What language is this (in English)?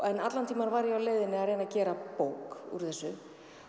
Icelandic